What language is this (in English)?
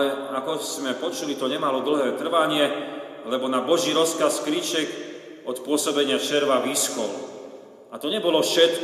Slovak